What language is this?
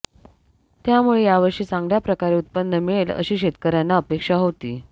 Marathi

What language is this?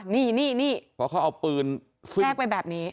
Thai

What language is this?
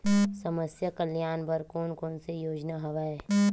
Chhattisgarhi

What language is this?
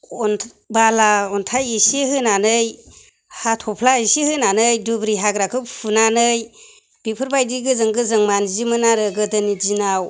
Bodo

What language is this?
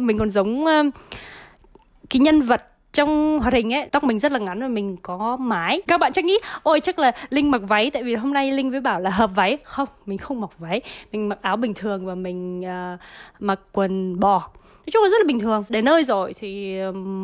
Vietnamese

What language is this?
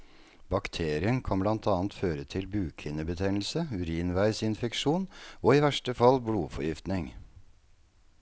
Norwegian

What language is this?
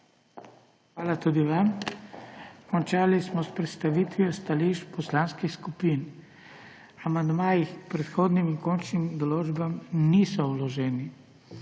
Slovenian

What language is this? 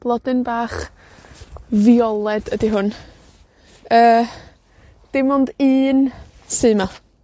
Welsh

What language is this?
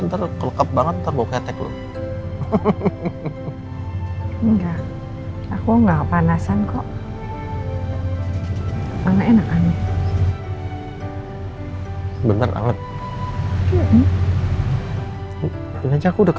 Indonesian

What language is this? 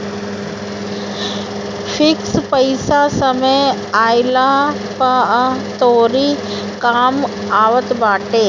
Bhojpuri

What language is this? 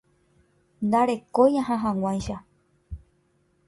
Guarani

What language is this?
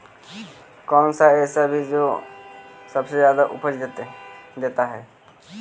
Magahi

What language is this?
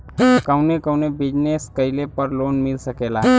Bhojpuri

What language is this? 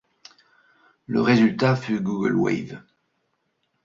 French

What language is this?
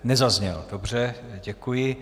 Czech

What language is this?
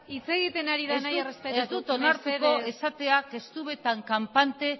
Basque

